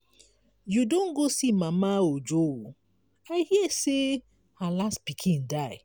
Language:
Nigerian Pidgin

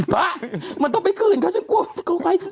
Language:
Thai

